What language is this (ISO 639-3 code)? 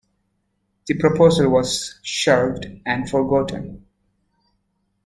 eng